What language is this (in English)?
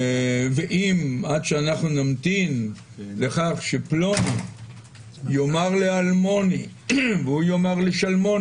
Hebrew